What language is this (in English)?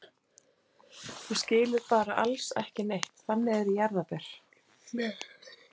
Icelandic